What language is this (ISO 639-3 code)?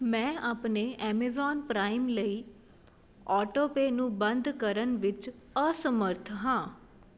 pan